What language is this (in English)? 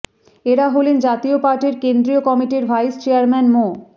Bangla